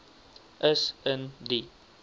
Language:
Afrikaans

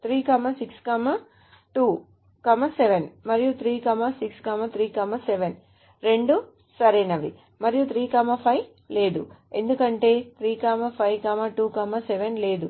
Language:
Telugu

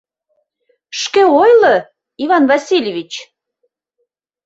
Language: Mari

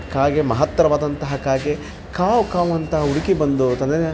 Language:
Kannada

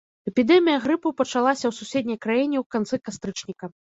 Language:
Belarusian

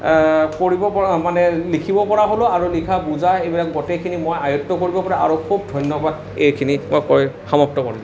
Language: Assamese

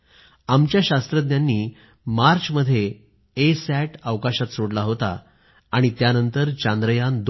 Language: Marathi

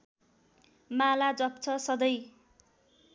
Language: Nepali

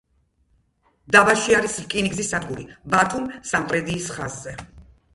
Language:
Georgian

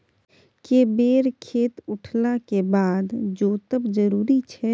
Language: Maithili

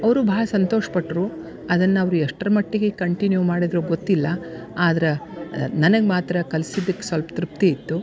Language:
Kannada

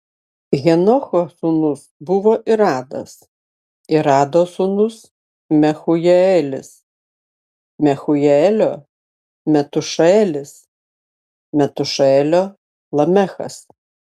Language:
Lithuanian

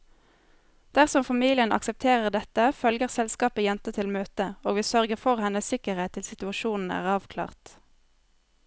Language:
Norwegian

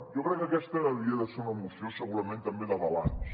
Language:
Catalan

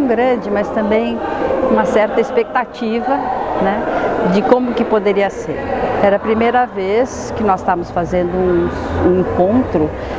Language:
Portuguese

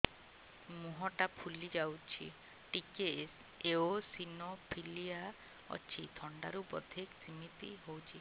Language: Odia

